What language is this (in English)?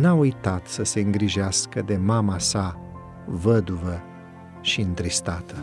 Romanian